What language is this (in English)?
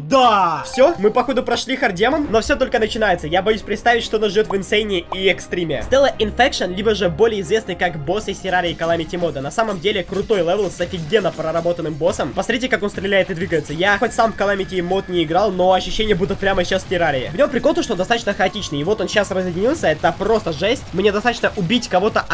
Russian